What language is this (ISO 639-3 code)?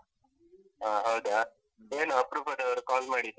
kan